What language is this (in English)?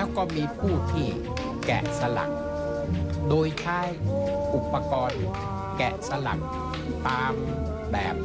Thai